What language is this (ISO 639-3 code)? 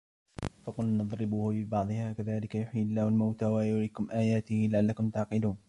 ara